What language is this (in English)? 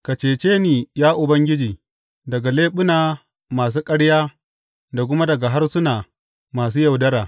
Hausa